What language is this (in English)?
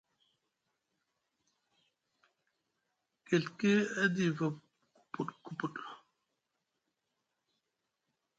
Musgu